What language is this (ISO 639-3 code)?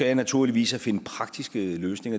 dan